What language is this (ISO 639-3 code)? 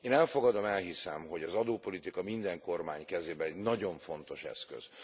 hun